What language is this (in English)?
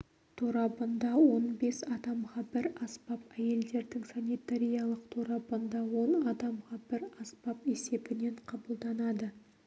Kazakh